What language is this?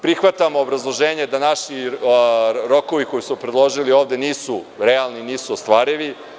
Serbian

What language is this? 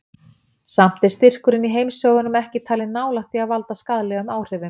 Icelandic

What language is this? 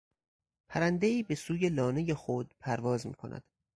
Persian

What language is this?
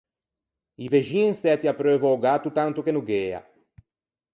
Ligurian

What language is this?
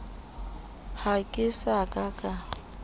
Southern Sotho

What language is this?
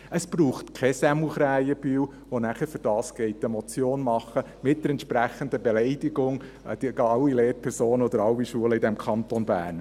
Swiss German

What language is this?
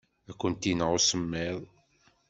Kabyle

